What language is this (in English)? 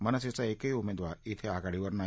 Marathi